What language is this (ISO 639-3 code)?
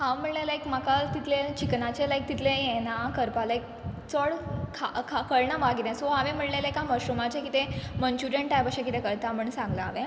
kok